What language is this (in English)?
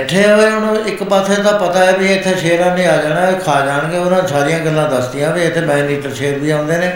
Punjabi